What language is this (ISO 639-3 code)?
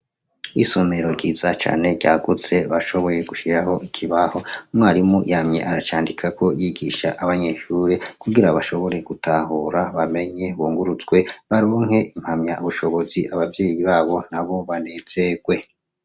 run